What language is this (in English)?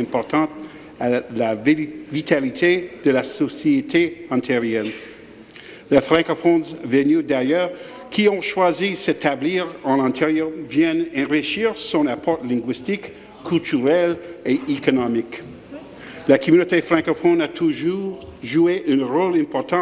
French